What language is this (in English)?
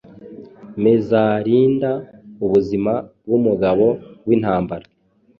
Kinyarwanda